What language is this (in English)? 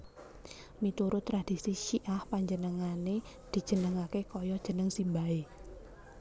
Javanese